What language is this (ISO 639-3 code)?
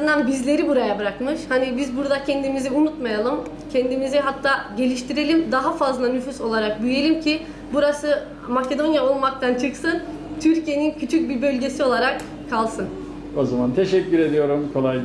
tur